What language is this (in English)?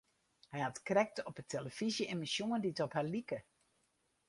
Western Frisian